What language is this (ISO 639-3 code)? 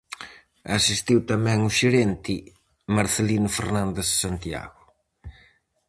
glg